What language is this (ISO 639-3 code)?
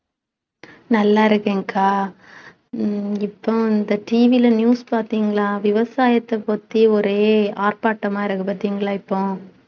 tam